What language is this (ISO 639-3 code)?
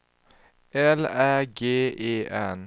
swe